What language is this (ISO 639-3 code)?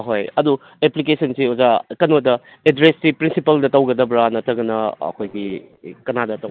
mni